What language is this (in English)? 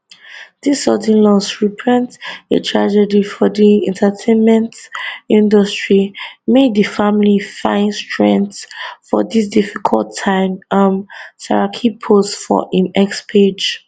Nigerian Pidgin